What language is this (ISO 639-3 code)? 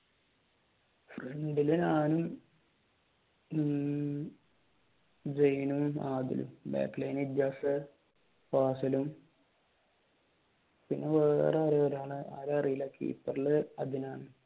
mal